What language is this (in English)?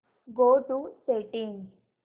Marathi